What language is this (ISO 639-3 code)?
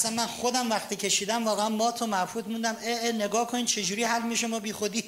fas